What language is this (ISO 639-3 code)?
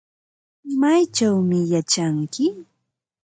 qva